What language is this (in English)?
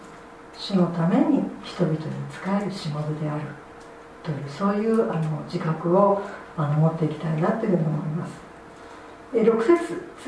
Japanese